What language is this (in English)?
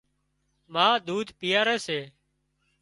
Wadiyara Koli